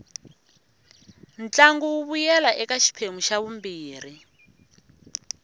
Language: Tsonga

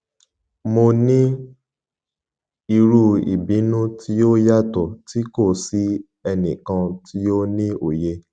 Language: Yoruba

